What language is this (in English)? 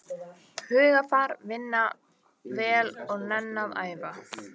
Icelandic